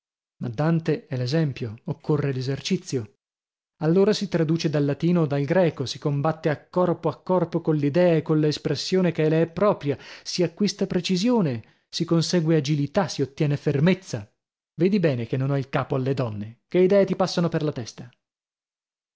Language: Italian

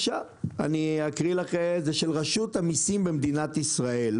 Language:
Hebrew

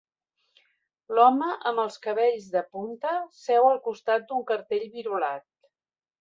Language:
Catalan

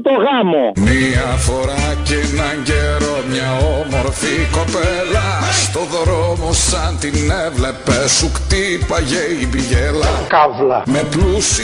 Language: Greek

